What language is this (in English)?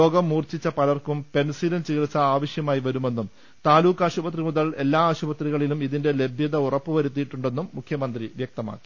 Malayalam